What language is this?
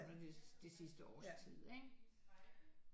Danish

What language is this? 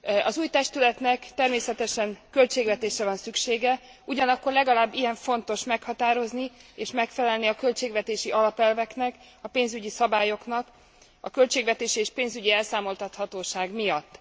Hungarian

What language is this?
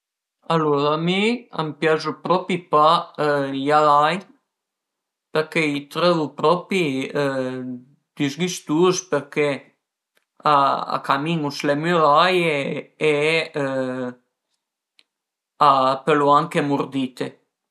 Piedmontese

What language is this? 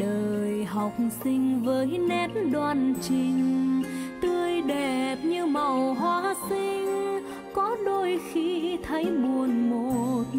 Vietnamese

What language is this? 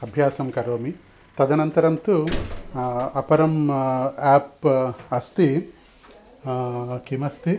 Sanskrit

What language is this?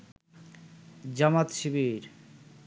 Bangla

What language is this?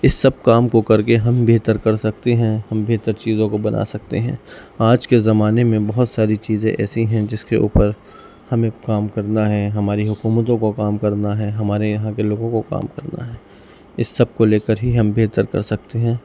Urdu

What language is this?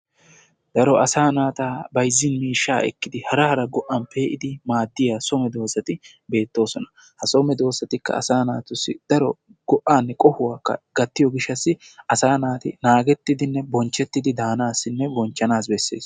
Wolaytta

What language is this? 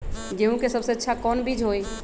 Magahi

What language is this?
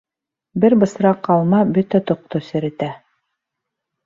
Bashkir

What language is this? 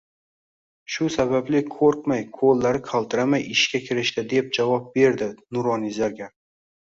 Uzbek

